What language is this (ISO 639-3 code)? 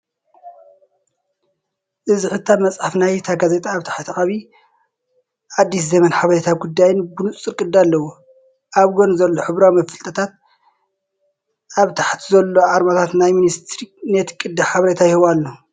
tir